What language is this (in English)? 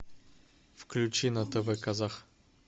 Russian